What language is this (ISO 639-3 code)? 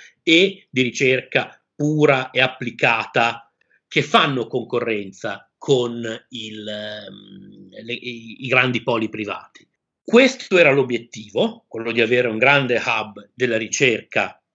ita